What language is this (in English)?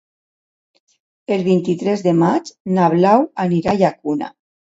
Catalan